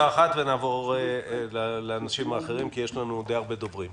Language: Hebrew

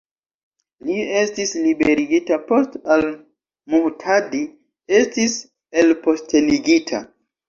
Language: Esperanto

